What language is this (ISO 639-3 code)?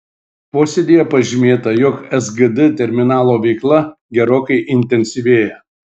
lit